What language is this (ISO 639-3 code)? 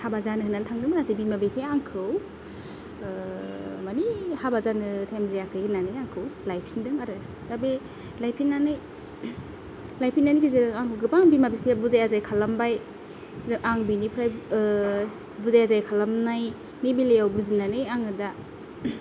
brx